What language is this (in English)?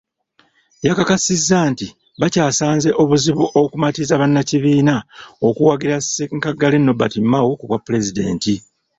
Ganda